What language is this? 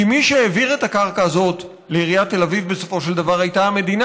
Hebrew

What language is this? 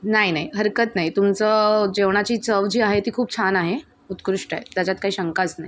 Marathi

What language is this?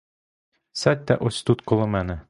Ukrainian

